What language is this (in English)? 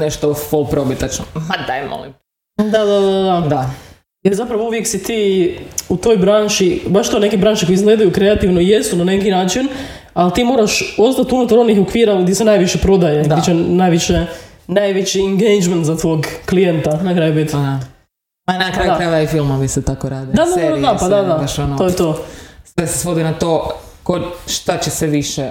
Croatian